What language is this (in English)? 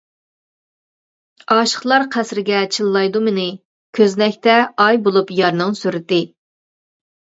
Uyghur